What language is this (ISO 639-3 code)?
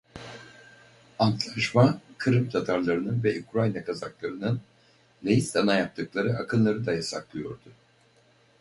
tur